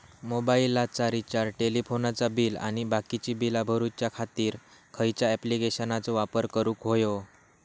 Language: Marathi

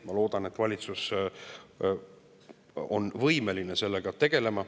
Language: Estonian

